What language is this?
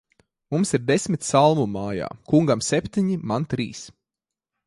Latvian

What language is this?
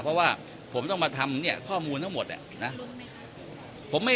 Thai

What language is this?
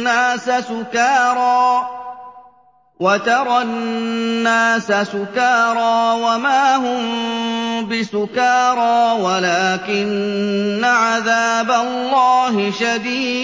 Arabic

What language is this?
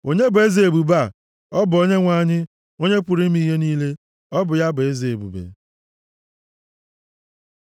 Igbo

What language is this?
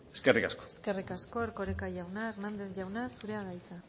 Basque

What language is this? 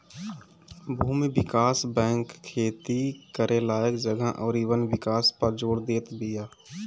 Bhojpuri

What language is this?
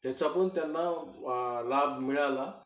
Marathi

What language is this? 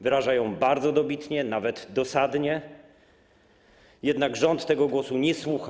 Polish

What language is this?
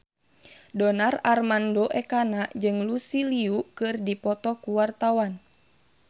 Sundanese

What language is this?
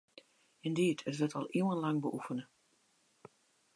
Western Frisian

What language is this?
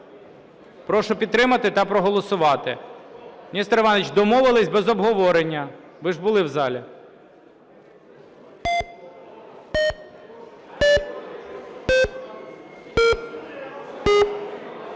Ukrainian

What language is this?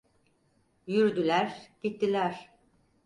Turkish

